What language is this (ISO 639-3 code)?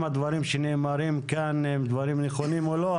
heb